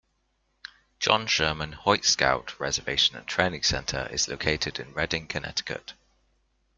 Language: English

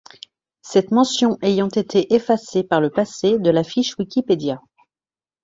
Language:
French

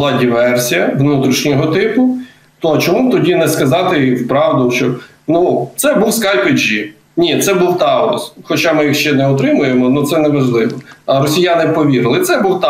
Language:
Ukrainian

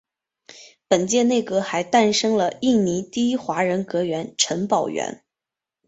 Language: Chinese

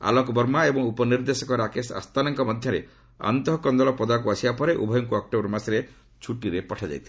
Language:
Odia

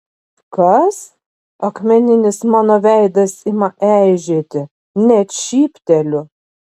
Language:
Lithuanian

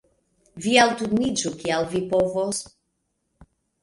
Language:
Esperanto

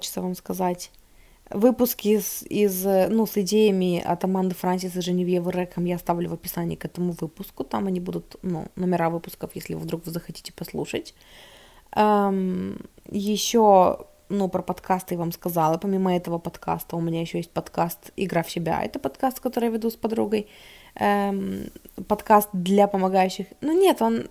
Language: Russian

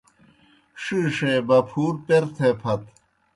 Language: Kohistani Shina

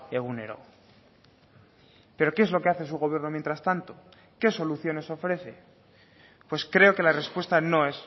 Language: Spanish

